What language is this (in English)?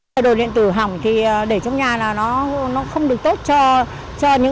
Vietnamese